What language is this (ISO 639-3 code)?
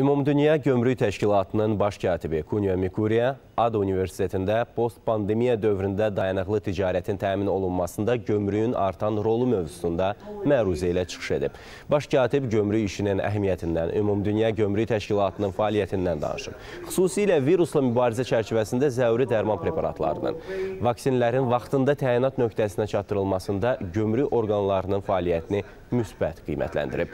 tur